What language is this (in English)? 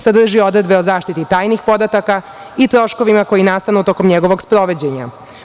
Serbian